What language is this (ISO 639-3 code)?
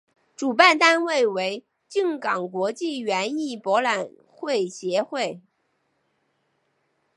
zho